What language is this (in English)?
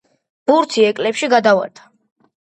Georgian